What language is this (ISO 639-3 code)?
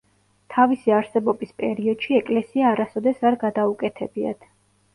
kat